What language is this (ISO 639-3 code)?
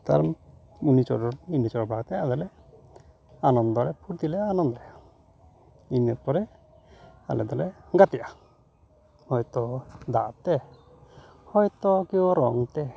sat